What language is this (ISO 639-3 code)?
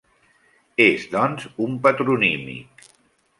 cat